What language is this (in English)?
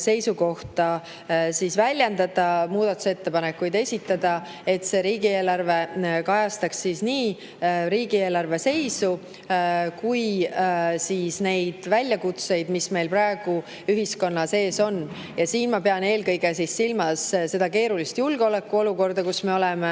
Estonian